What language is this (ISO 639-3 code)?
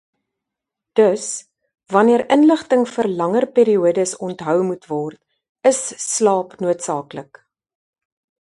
afr